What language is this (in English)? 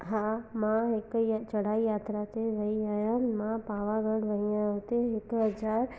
Sindhi